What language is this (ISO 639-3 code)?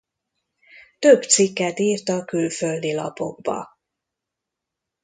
hun